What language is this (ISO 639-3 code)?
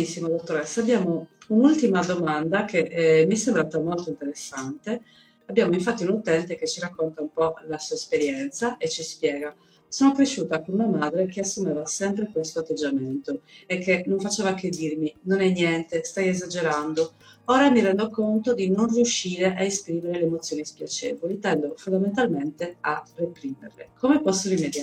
ita